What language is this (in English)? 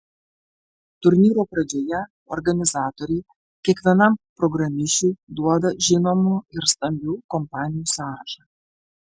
Lithuanian